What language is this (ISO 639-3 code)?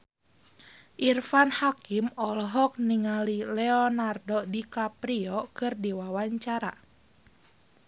sun